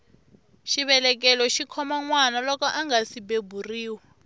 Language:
Tsonga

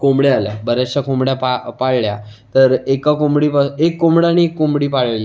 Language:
Marathi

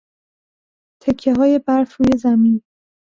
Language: Persian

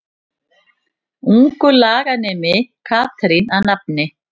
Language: Icelandic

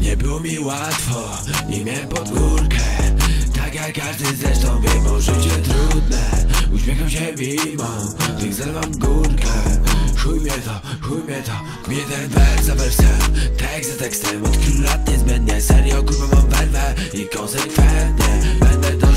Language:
Polish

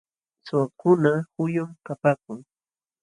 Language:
Jauja Wanca Quechua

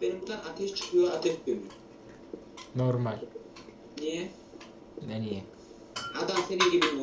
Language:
Turkish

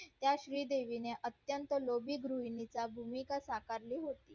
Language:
Marathi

